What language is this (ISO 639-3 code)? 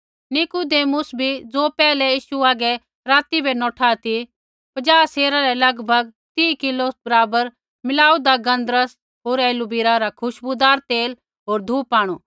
kfx